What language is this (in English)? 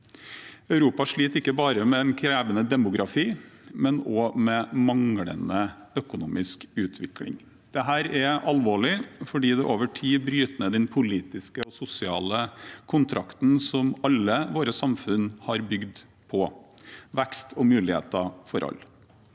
Norwegian